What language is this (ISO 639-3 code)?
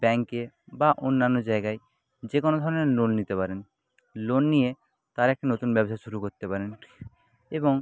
ben